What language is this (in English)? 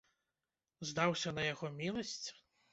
Belarusian